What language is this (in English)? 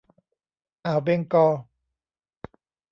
Thai